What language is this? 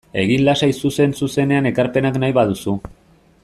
Basque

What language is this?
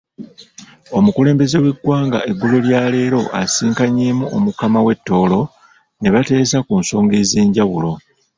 Ganda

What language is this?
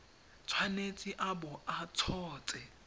Tswana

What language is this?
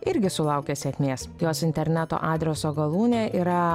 Lithuanian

